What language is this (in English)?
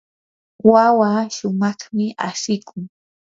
Yanahuanca Pasco Quechua